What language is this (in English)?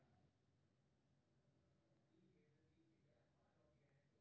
Maithili